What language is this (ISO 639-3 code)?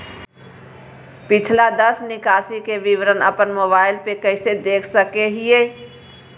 mag